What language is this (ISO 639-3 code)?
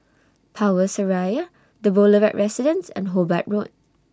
eng